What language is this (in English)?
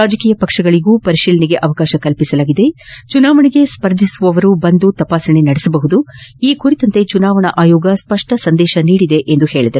Kannada